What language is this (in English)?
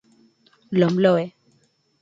Basque